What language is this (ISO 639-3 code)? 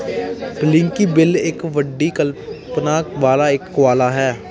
pan